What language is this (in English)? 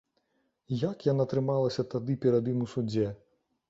Belarusian